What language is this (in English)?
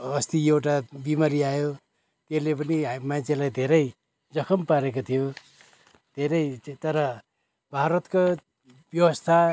Nepali